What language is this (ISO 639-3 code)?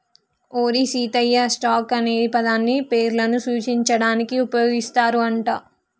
tel